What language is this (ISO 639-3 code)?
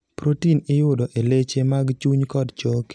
luo